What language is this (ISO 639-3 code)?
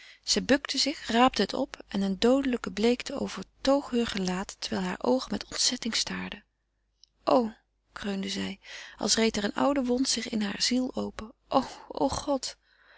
nld